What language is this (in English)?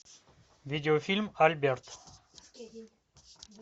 Russian